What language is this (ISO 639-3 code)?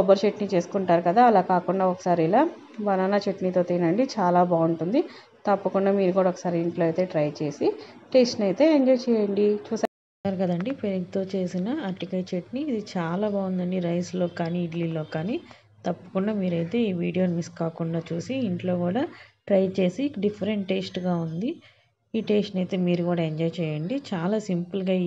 tel